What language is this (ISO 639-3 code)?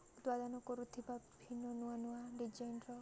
ori